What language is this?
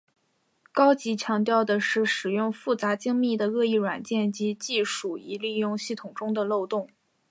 Chinese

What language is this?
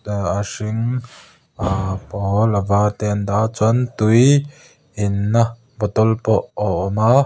Mizo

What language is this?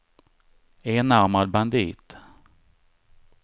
Swedish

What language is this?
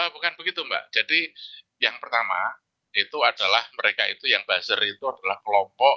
Indonesian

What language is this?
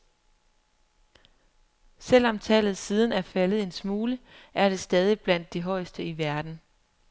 Danish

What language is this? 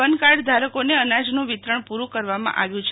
Gujarati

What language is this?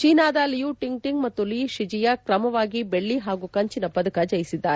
Kannada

